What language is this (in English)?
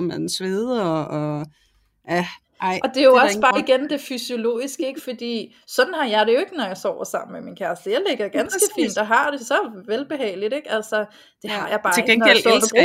Danish